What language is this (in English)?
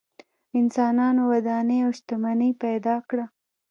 Pashto